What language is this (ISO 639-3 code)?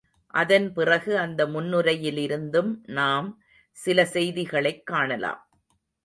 tam